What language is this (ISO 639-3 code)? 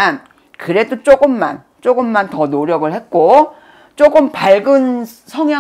kor